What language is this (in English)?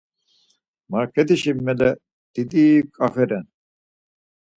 Laz